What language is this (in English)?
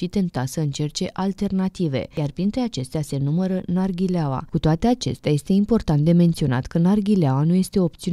Romanian